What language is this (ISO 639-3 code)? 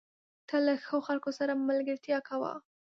pus